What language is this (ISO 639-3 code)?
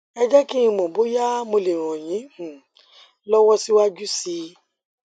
yor